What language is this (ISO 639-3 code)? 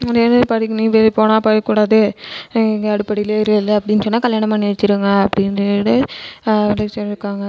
tam